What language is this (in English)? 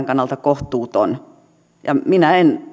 Finnish